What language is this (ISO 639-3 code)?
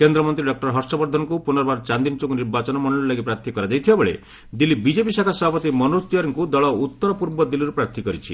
ori